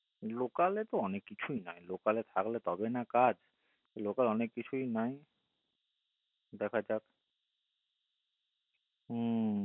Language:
Bangla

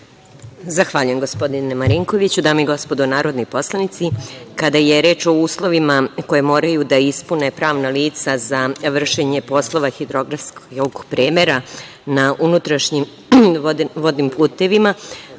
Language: Serbian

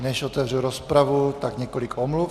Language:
Czech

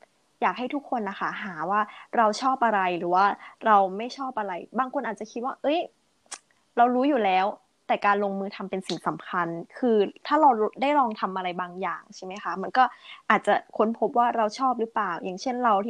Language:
Thai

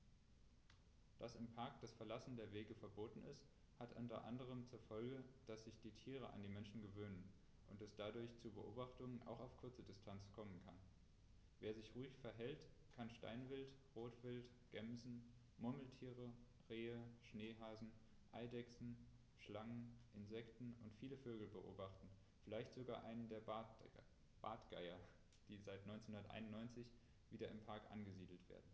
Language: German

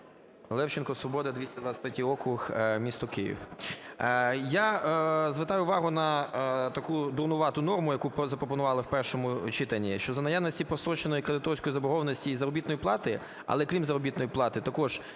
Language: Ukrainian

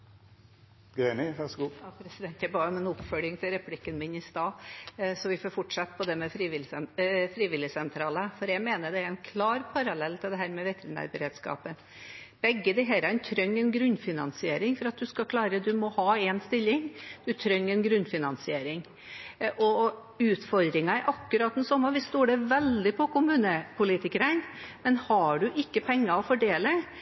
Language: Norwegian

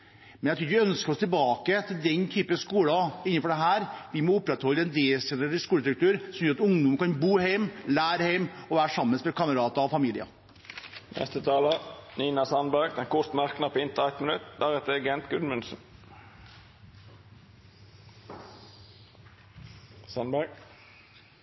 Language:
Norwegian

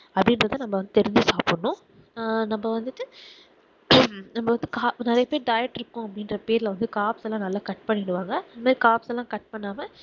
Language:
Tamil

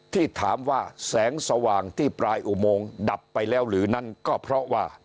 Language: Thai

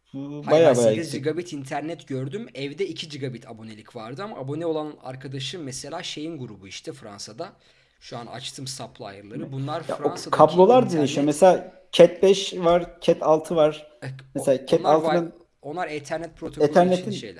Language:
Turkish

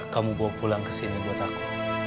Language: Indonesian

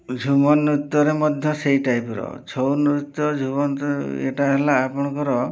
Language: Odia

